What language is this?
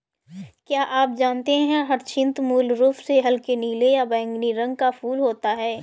Hindi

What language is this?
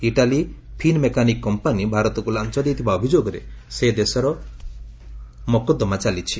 Odia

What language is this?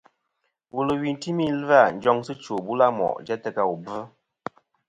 Kom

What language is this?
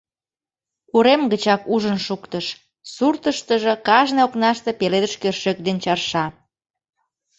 Mari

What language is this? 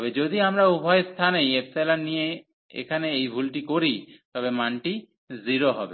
Bangla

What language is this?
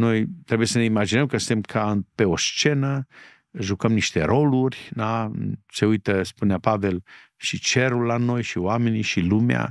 Romanian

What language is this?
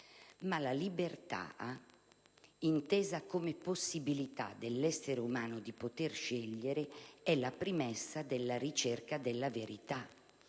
Italian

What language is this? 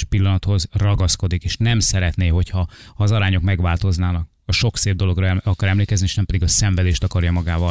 Hungarian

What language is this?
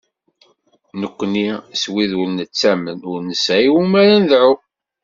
Kabyle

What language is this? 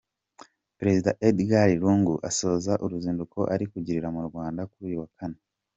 Kinyarwanda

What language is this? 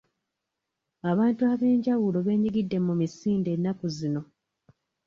Ganda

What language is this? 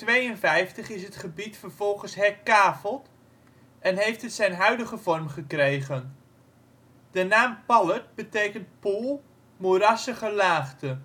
Dutch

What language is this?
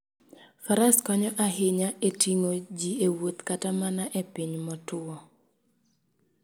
Luo (Kenya and Tanzania)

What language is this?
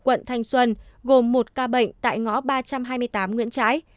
Vietnamese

